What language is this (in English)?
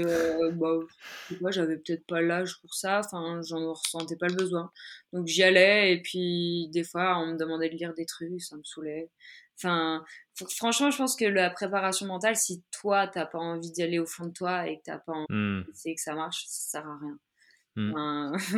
French